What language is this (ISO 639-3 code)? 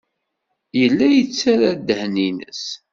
kab